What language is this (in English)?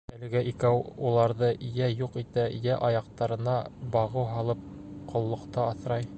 Bashkir